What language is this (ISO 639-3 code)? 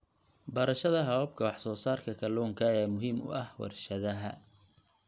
som